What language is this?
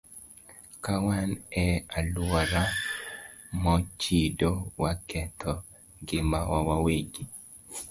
Luo (Kenya and Tanzania)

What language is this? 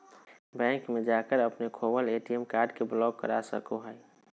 Magahi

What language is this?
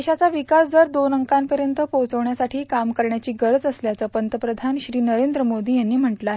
Marathi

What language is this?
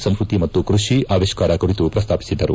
Kannada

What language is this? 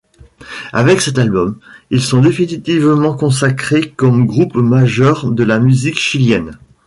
French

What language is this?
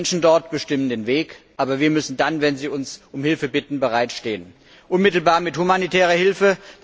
German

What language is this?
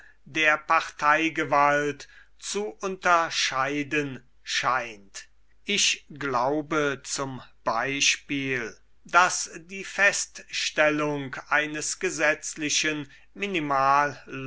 German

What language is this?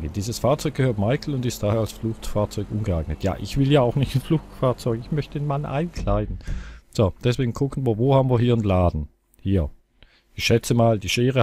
German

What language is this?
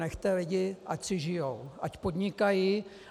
Czech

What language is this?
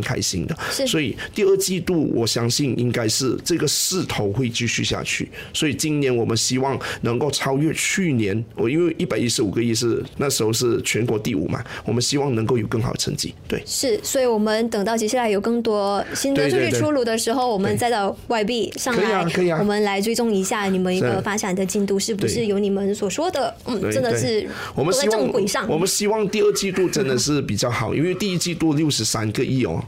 Chinese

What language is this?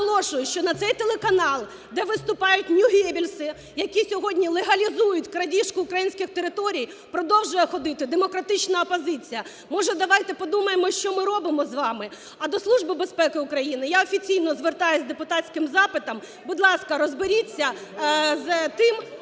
Ukrainian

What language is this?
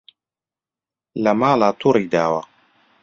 Central Kurdish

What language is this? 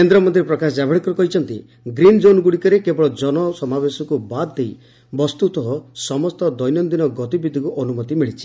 Odia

